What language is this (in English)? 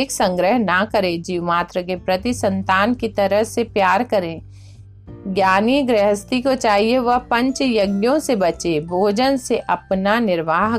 Hindi